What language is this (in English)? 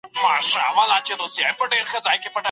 Pashto